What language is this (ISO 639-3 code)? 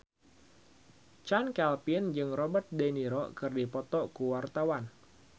sun